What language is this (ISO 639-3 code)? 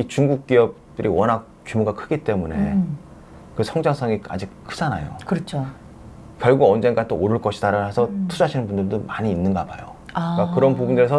kor